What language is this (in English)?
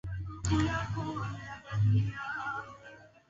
Swahili